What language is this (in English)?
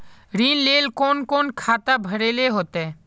Magahi